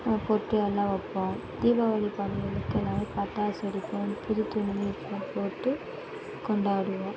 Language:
Tamil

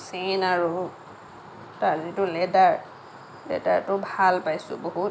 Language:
Assamese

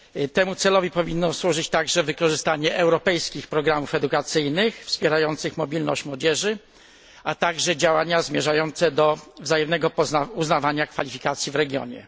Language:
Polish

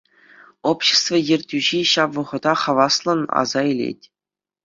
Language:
Chuvash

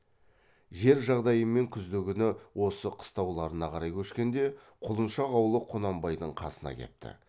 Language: Kazakh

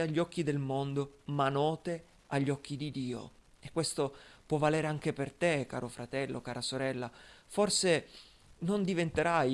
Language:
Italian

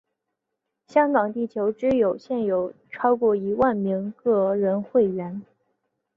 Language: Chinese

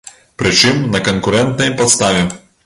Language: Belarusian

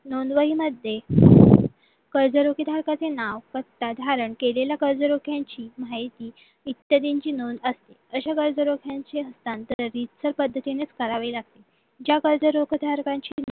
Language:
Marathi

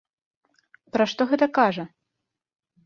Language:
Belarusian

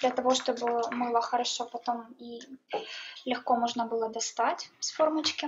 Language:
Russian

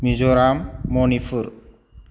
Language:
Bodo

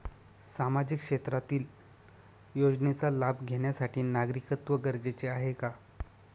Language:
Marathi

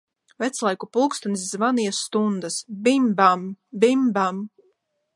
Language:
Latvian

